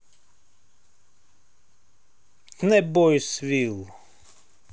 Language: Russian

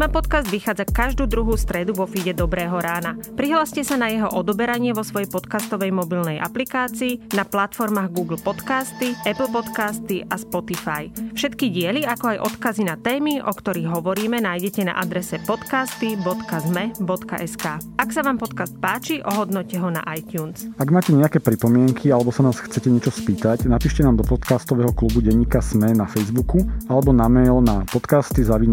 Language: Slovak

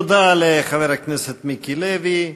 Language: Hebrew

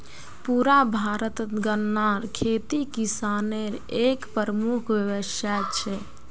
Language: Magahi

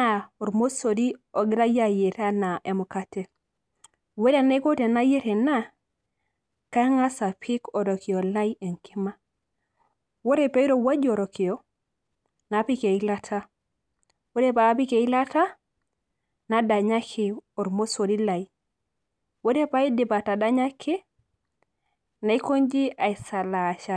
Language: Masai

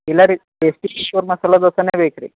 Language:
Kannada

